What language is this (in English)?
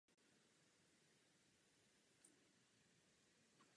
Czech